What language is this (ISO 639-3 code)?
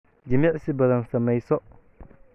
som